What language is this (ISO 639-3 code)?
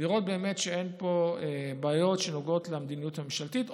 heb